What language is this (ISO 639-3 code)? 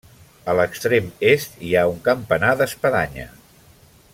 cat